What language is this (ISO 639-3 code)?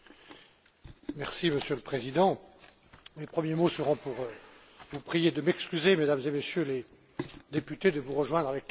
fra